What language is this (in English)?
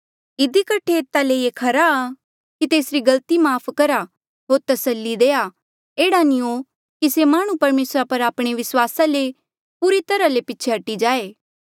Mandeali